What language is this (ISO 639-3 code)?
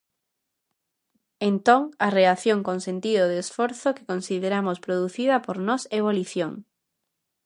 glg